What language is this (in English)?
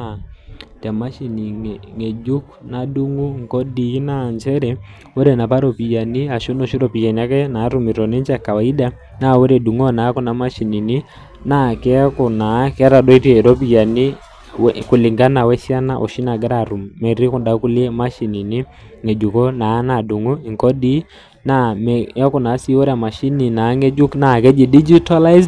Masai